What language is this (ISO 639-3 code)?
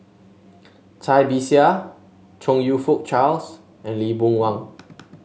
eng